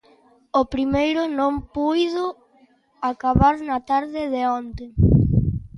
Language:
Galician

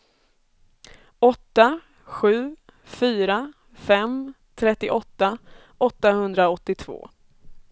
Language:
Swedish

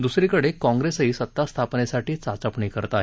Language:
Marathi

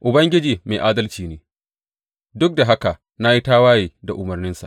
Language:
Hausa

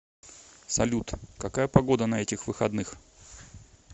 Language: Russian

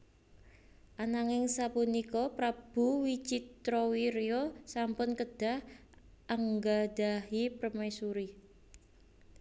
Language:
Javanese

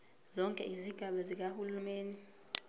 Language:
Zulu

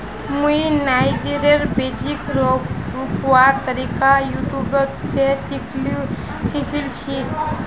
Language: Magahi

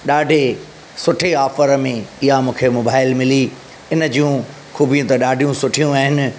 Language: Sindhi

